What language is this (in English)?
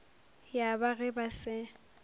Northern Sotho